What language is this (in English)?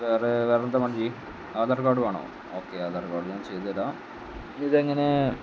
Malayalam